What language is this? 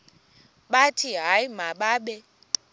Xhosa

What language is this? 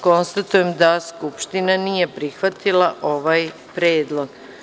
Serbian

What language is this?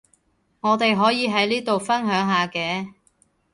Cantonese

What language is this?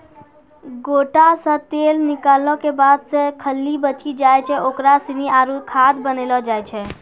Maithili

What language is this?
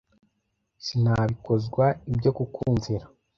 Kinyarwanda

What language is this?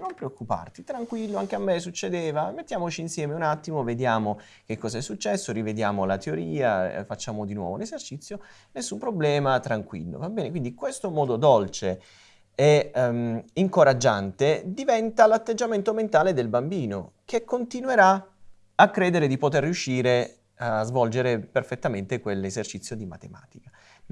Italian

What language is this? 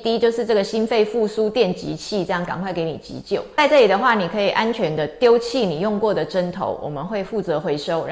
Chinese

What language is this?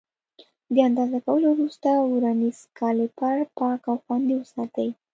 Pashto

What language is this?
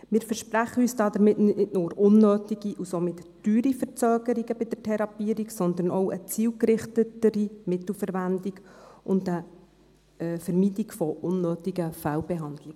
Swiss German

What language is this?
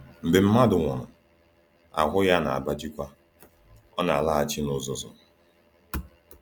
Igbo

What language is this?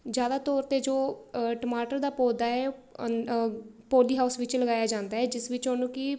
Punjabi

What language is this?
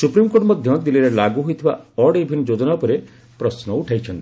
Odia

